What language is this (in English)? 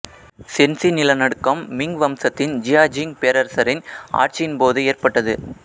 Tamil